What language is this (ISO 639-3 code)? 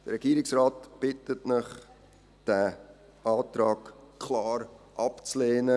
gsw